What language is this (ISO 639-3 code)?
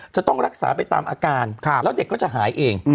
tha